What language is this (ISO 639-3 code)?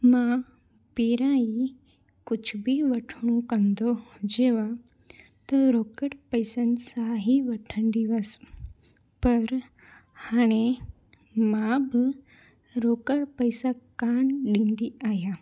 snd